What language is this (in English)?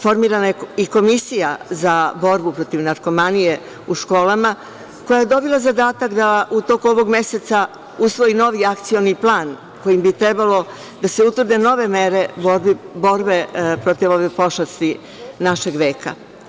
Serbian